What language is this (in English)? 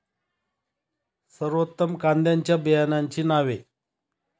Marathi